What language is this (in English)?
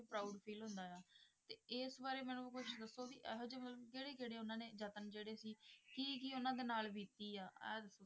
Punjabi